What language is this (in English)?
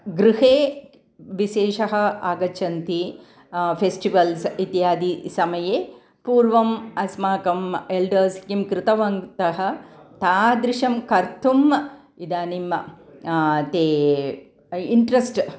Sanskrit